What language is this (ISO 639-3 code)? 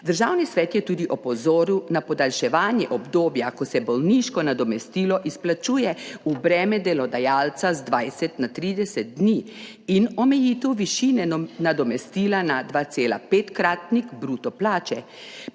slv